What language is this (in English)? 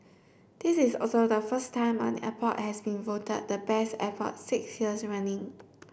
English